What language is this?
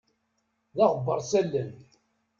Kabyle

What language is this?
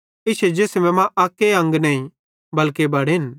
Bhadrawahi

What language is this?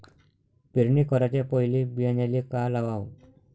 Marathi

